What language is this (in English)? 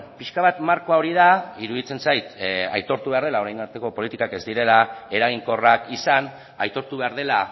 Basque